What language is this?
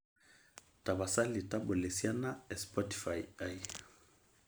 Masai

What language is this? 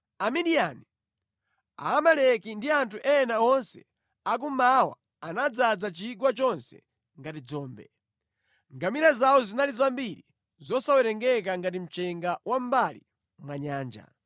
Nyanja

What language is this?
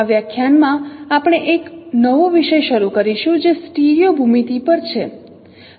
Gujarati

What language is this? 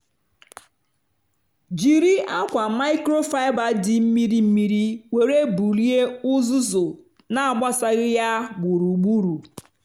Igbo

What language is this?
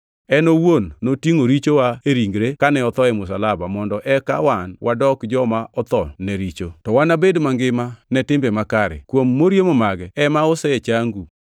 Luo (Kenya and Tanzania)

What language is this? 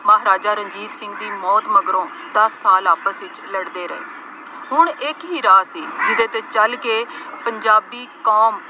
Punjabi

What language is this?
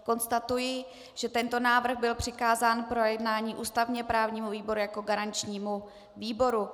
Czech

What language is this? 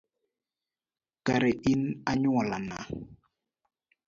Luo (Kenya and Tanzania)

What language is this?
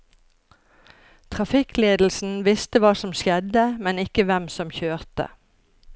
Norwegian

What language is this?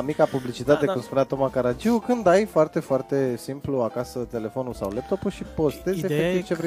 Romanian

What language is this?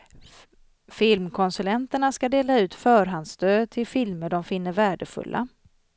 Swedish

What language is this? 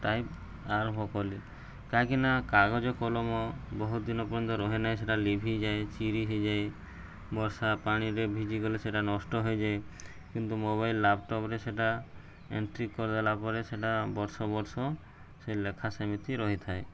Odia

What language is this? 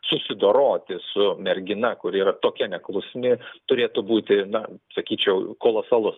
Lithuanian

